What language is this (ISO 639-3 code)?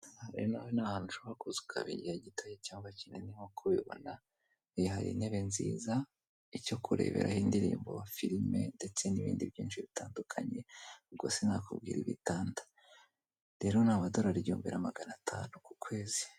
kin